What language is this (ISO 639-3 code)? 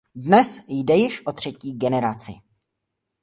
ces